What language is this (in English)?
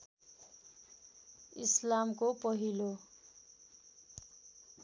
Nepali